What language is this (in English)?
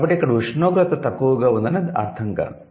Telugu